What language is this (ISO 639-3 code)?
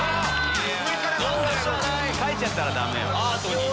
jpn